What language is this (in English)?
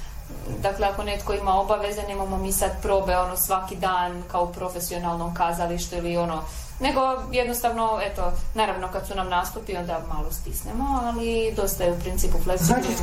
Croatian